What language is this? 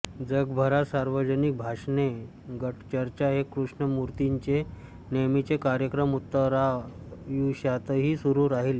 Marathi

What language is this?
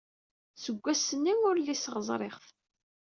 Kabyle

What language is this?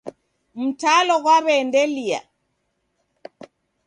Taita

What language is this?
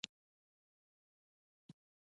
Pashto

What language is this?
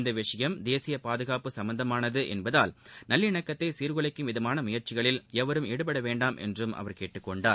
Tamil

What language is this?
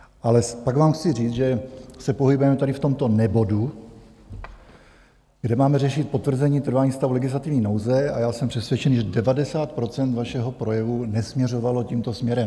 Czech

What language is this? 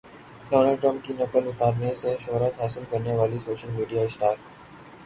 Urdu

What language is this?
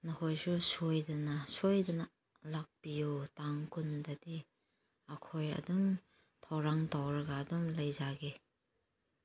Manipuri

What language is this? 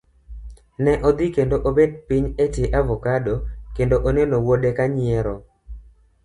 Luo (Kenya and Tanzania)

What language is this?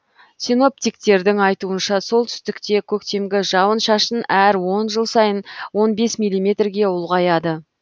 Kazakh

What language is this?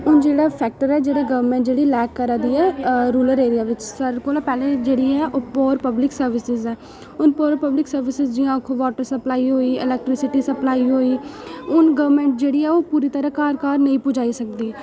Dogri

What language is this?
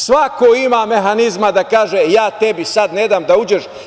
Serbian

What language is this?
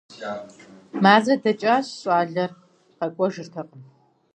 Kabardian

